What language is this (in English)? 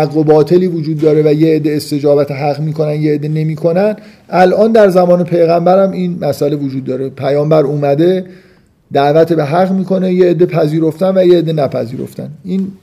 Persian